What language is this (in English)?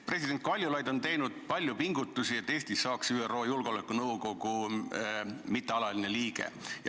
Estonian